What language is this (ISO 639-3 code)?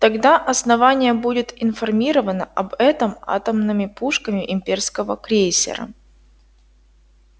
rus